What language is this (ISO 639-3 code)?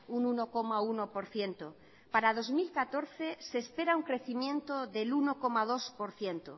spa